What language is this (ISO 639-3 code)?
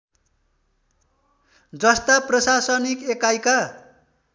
nep